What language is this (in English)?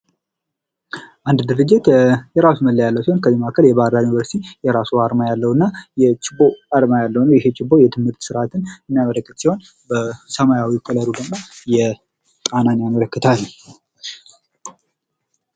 Amharic